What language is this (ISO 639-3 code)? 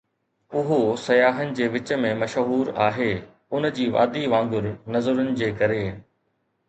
snd